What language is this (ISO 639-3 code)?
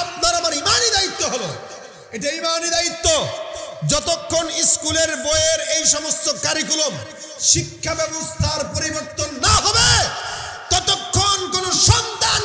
ara